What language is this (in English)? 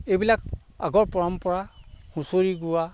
Assamese